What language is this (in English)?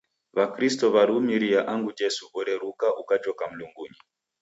Taita